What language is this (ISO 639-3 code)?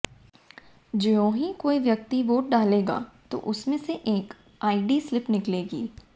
hin